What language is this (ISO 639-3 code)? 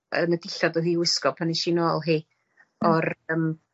cym